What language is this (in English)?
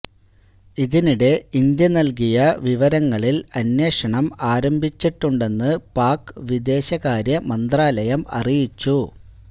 Malayalam